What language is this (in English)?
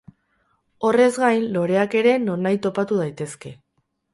Basque